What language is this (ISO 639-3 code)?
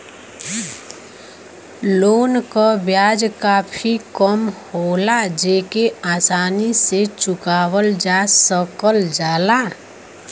bho